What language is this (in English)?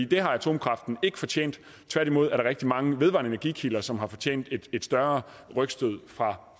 Danish